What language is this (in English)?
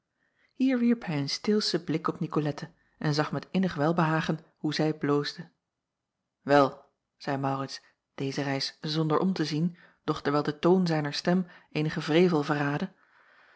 Dutch